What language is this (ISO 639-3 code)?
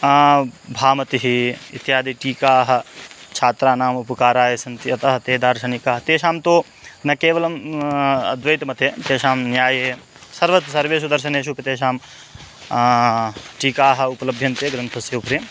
san